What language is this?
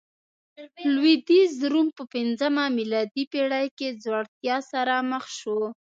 Pashto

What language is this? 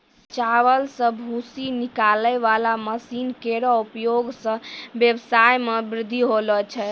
Maithili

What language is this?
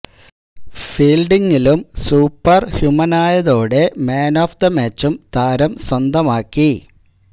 Malayalam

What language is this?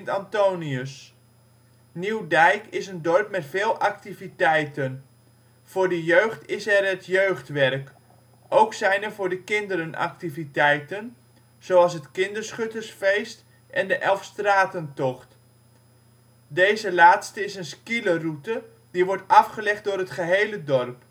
Dutch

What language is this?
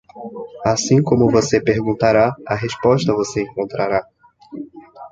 Portuguese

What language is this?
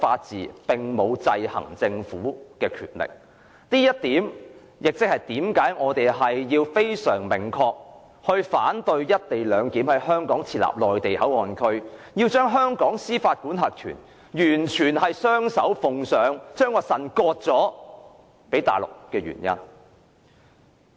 Cantonese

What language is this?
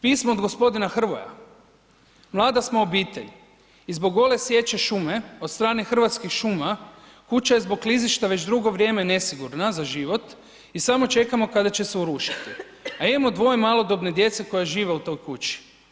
Croatian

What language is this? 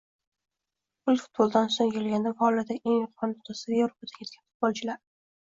Uzbek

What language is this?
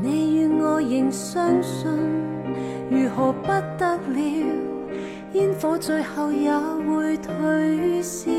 Chinese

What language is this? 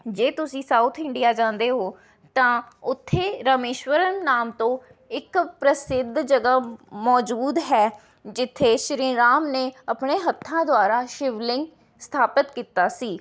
Punjabi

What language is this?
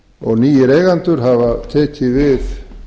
Icelandic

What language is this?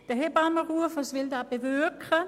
Swiss German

